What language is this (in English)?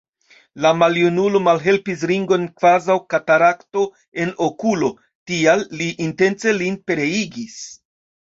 Esperanto